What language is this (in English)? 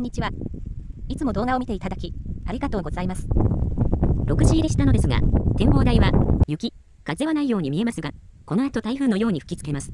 Japanese